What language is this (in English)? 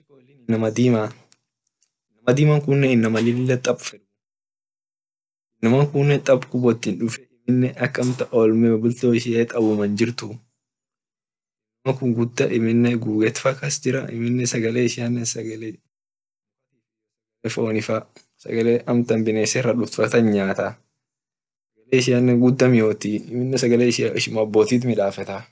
Orma